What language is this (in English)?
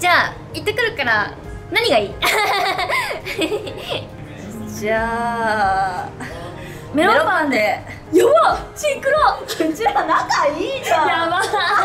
Japanese